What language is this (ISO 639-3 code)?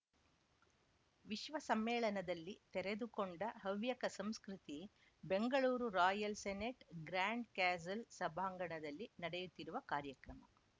kan